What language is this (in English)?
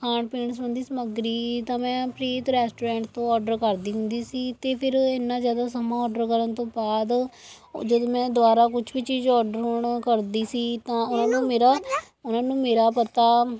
Punjabi